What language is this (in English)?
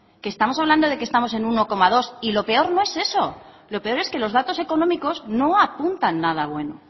Spanish